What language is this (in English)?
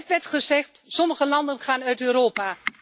Dutch